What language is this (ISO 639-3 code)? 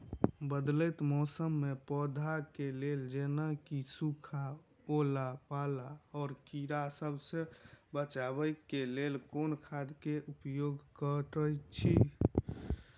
mai